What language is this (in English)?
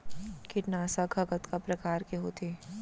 Chhattisgarhi